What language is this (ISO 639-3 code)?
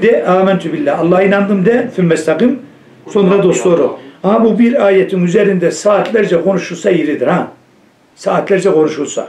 tur